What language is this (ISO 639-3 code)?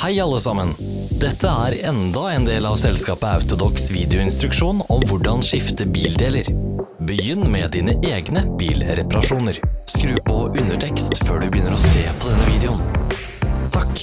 nor